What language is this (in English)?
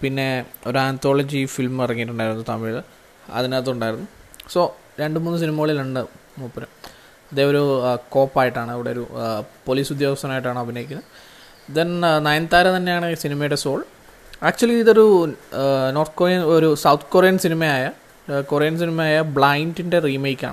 Malayalam